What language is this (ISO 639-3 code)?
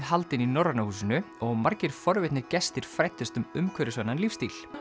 isl